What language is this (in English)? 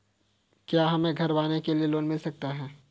Hindi